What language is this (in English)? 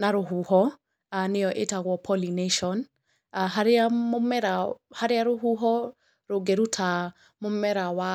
Kikuyu